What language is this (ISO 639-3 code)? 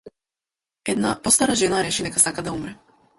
mkd